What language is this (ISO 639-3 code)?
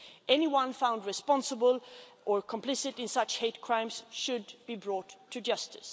eng